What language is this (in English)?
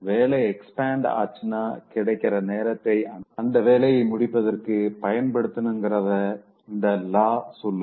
Tamil